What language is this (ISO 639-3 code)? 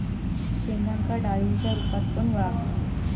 mar